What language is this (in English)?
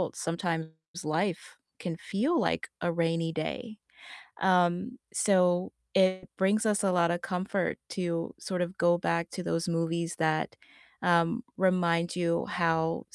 English